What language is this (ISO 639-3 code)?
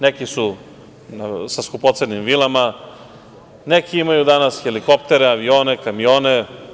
srp